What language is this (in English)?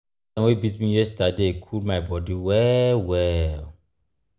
Nigerian Pidgin